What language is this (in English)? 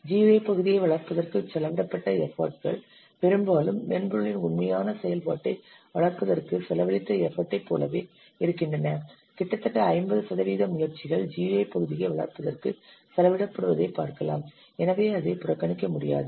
Tamil